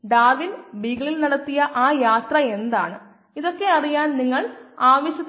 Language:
Malayalam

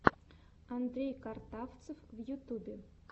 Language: Russian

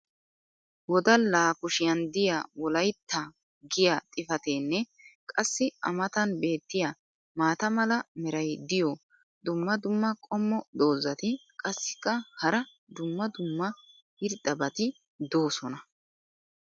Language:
Wolaytta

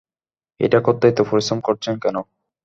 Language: Bangla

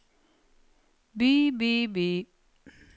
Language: Norwegian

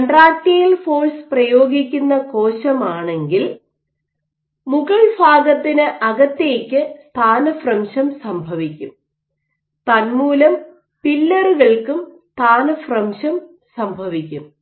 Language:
Malayalam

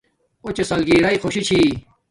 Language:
Domaaki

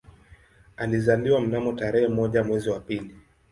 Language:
Swahili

